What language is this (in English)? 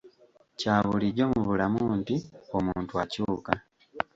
Ganda